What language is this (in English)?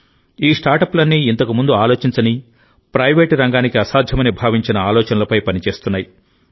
Telugu